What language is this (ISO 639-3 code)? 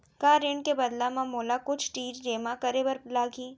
hne